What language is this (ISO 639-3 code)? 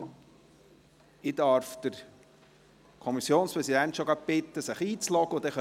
gsw